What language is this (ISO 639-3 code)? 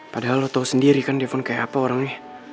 ind